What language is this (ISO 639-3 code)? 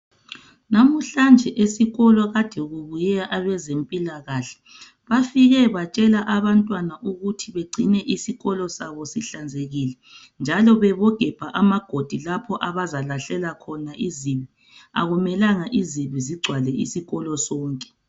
nde